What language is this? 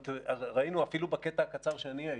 Hebrew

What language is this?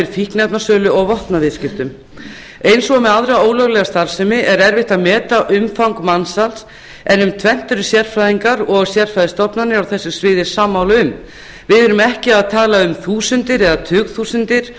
Icelandic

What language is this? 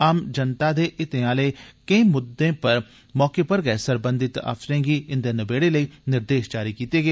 Dogri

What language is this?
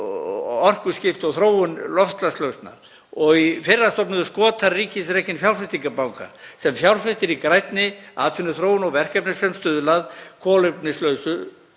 Icelandic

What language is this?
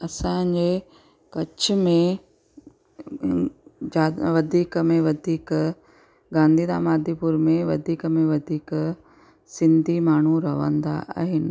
Sindhi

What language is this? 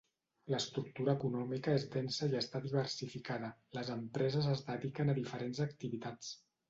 Catalan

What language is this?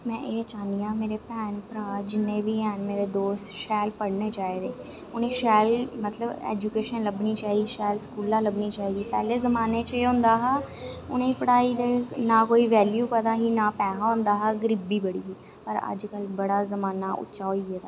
Dogri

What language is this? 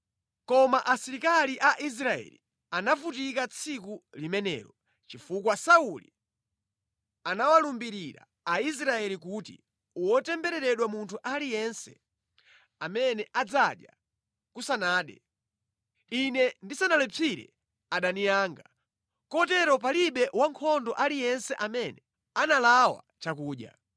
Nyanja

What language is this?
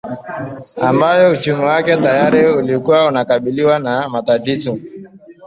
Swahili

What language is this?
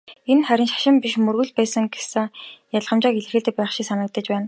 Mongolian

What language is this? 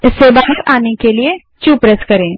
Hindi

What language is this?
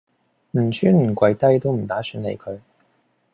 Cantonese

